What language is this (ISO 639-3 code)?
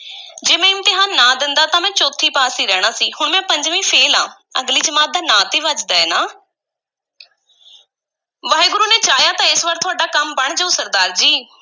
pan